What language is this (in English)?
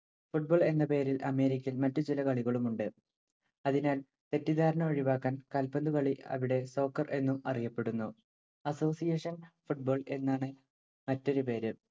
Malayalam